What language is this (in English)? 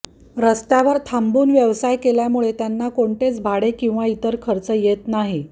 Marathi